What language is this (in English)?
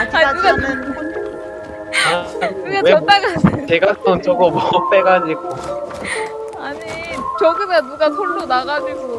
Korean